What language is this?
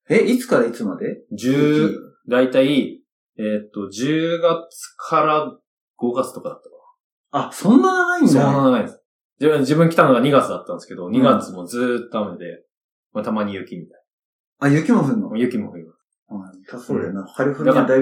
Japanese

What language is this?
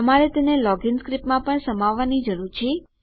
Gujarati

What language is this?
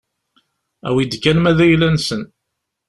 Kabyle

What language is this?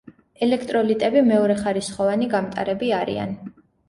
Georgian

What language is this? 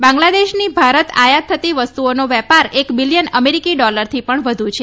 Gujarati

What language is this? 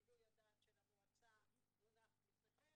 Hebrew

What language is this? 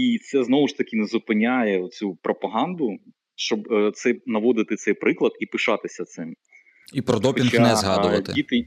Ukrainian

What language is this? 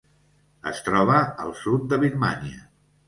Catalan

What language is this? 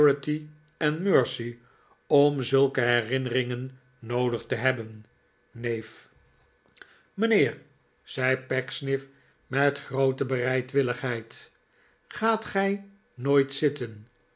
Dutch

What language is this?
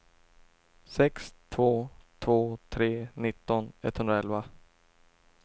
Swedish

